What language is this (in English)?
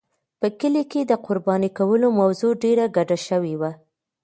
Pashto